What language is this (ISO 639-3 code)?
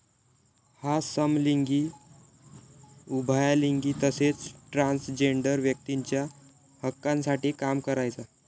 mar